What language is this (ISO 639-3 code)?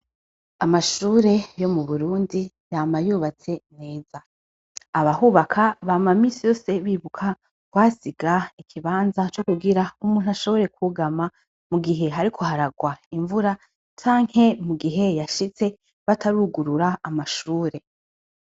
run